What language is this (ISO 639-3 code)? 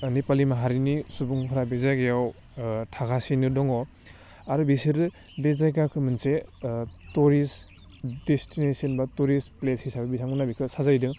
brx